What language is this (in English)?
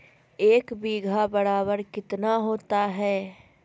Magahi